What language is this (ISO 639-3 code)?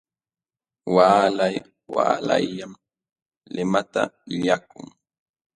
qxw